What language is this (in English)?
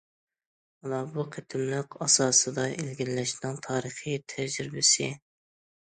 Uyghur